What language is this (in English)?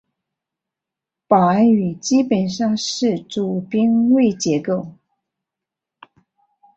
Chinese